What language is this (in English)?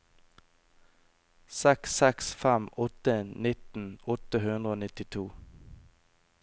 Norwegian